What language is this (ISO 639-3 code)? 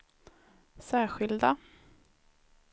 swe